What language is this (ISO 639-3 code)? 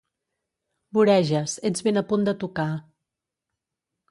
cat